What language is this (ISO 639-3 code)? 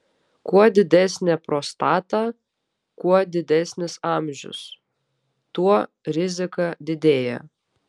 lit